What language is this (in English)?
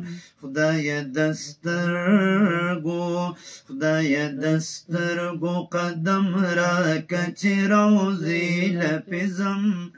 Arabic